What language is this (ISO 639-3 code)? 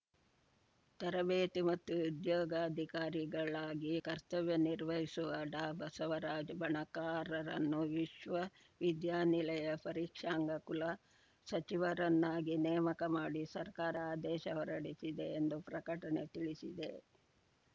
kan